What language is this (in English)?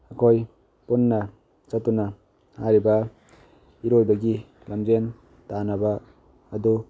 Manipuri